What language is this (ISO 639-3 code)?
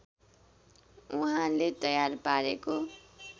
nep